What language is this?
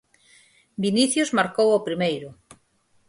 Galician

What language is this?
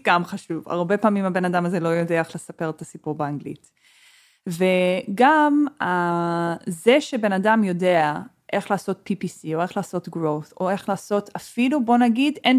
Hebrew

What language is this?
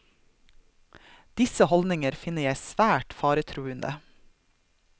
Norwegian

